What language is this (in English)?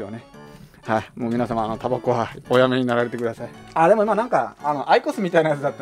Japanese